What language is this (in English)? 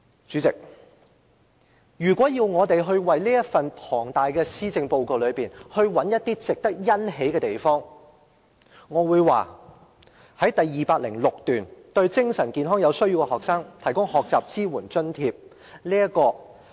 Cantonese